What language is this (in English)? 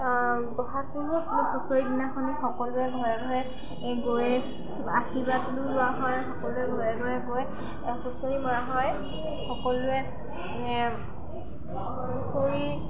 Assamese